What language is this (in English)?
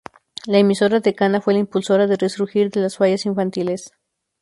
Spanish